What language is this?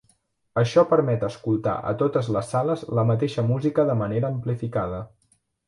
Catalan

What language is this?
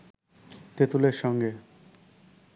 Bangla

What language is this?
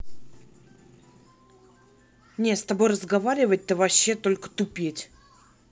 Russian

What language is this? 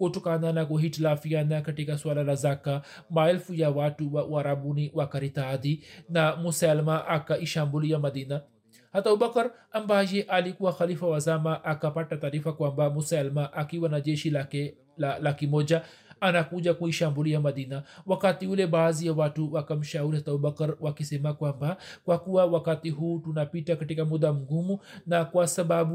Swahili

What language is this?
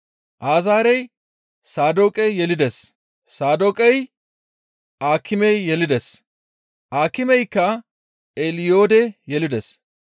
Gamo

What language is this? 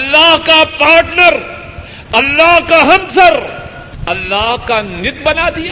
Urdu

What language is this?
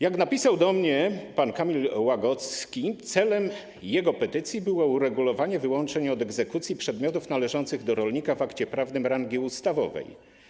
Polish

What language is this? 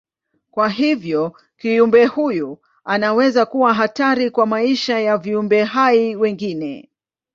Swahili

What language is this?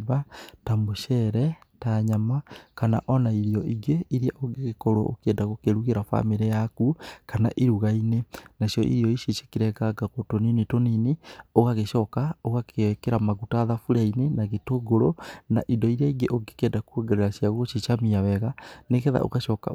Kikuyu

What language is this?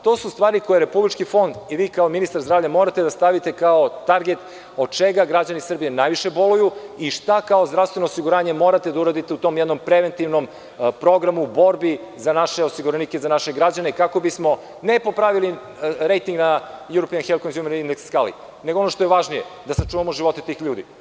Serbian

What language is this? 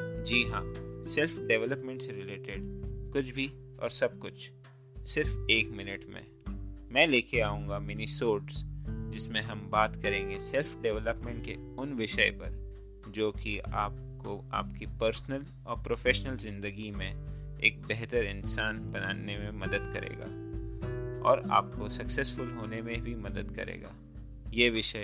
Hindi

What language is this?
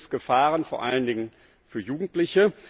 German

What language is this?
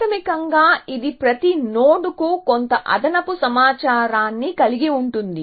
Telugu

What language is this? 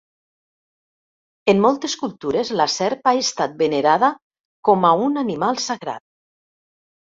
Catalan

